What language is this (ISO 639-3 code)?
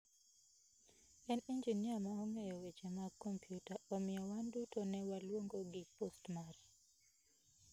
luo